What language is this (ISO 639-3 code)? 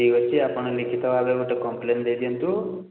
ori